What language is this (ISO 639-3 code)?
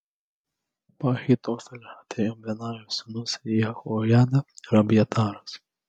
lit